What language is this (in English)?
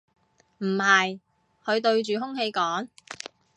Cantonese